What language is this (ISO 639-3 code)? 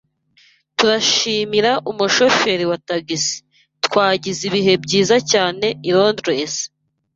kin